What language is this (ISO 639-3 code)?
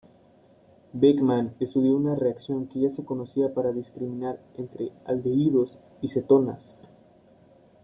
spa